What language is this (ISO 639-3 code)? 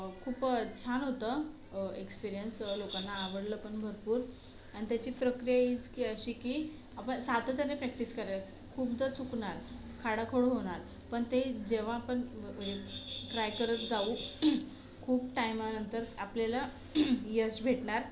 mar